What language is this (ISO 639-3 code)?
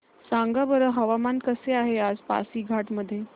mar